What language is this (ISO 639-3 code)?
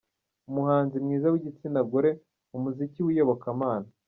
kin